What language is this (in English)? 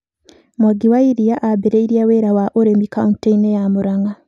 Kikuyu